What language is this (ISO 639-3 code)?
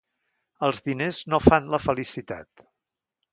cat